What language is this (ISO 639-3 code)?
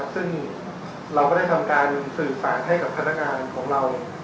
tha